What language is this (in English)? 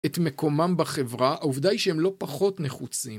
Hebrew